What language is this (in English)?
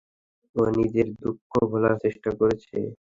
Bangla